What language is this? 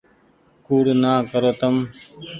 Goaria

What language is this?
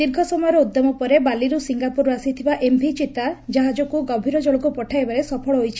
Odia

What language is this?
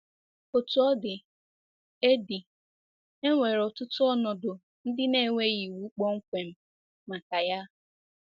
Igbo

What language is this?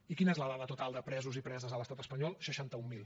Catalan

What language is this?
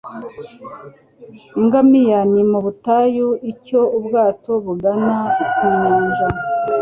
Kinyarwanda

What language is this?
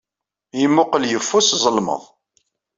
Kabyle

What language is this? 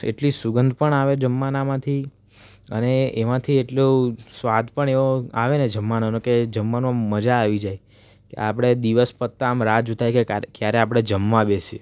Gujarati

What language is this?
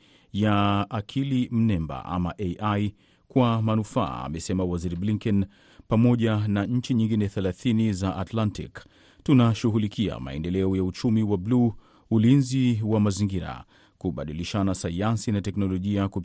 Swahili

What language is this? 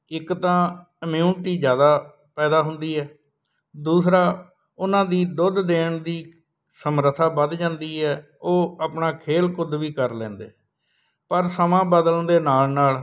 Punjabi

